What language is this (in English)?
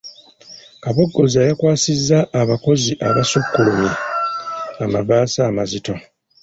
Ganda